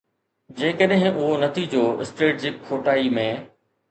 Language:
Sindhi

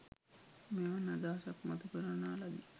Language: Sinhala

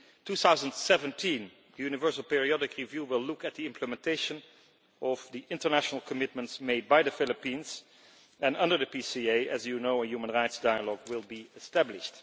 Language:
English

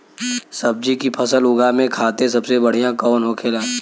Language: Bhojpuri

